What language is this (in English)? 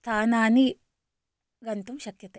Sanskrit